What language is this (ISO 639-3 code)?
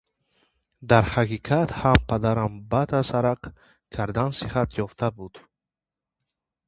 tgk